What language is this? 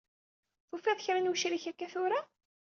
Kabyle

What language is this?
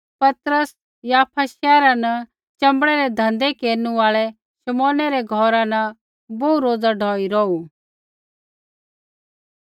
Kullu Pahari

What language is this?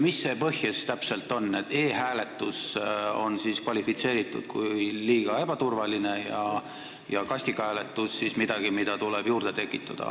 Estonian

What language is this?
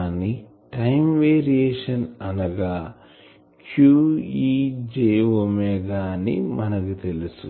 Telugu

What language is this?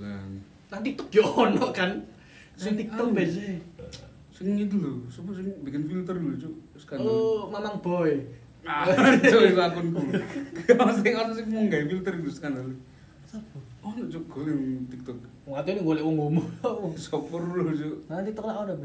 Indonesian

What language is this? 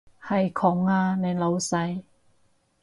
Cantonese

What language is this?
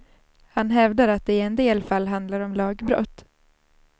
Swedish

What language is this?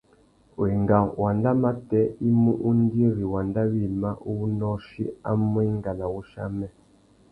Tuki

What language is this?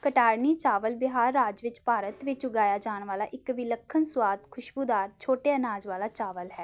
Punjabi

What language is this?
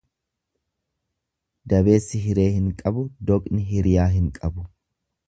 Oromo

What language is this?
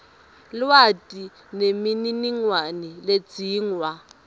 Swati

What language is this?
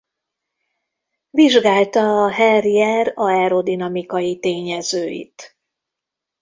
Hungarian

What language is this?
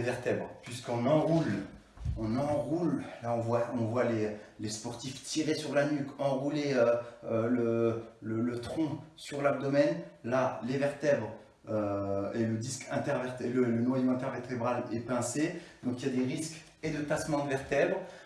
French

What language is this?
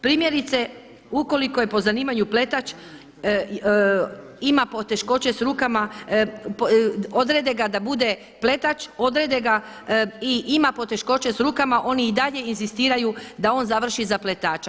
Croatian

